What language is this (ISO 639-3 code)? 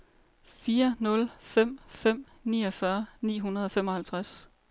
dan